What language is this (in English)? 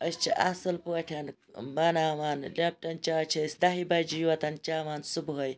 Kashmiri